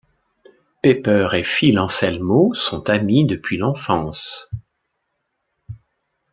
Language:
French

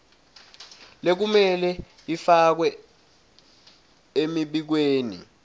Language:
Swati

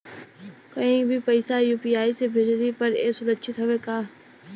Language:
Bhojpuri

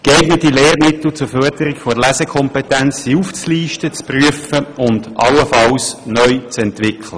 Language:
Swiss German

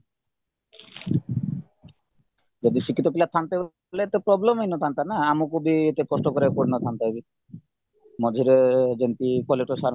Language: Odia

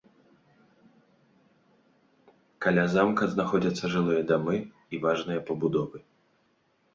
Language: Belarusian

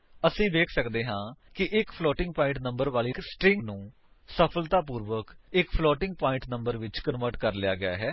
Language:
Punjabi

